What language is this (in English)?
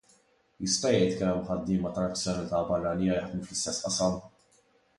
Maltese